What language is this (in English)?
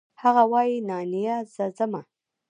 Pashto